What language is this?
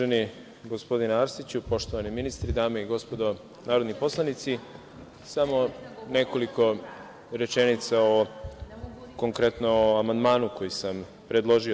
Serbian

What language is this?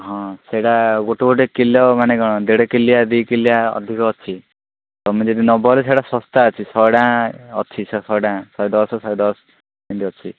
Odia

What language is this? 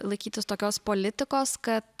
Lithuanian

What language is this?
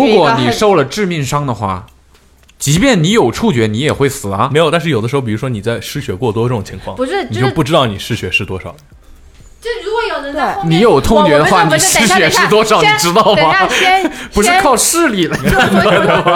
Chinese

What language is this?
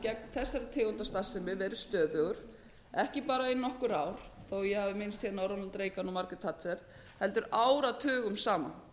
Icelandic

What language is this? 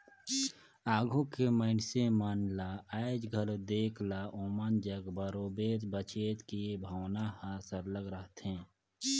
Chhattisgarhi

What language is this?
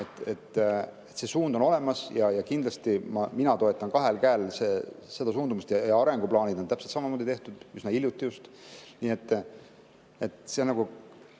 Estonian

